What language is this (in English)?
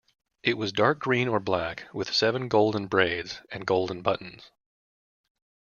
English